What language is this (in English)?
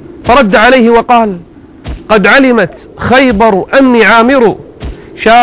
Arabic